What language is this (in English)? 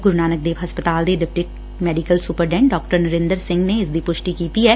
Punjabi